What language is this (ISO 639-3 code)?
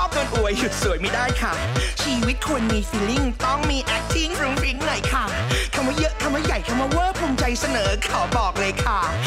tha